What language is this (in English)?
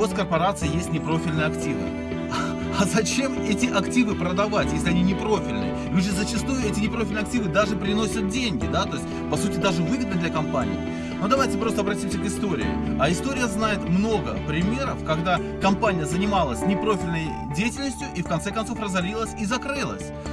Russian